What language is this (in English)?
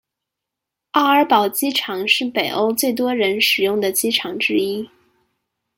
Chinese